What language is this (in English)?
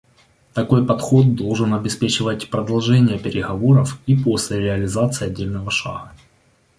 Russian